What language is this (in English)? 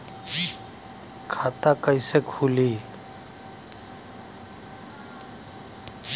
Bhojpuri